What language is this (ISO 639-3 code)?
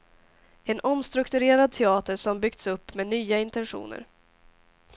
swe